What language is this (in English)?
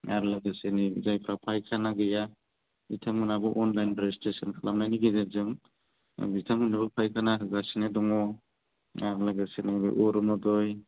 Bodo